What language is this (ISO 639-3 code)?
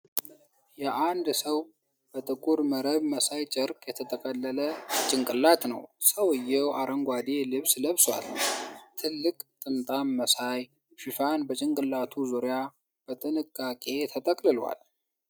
amh